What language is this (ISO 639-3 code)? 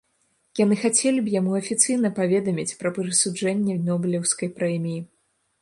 bel